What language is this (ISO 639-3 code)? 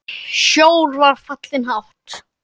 isl